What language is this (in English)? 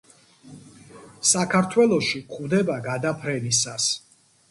Georgian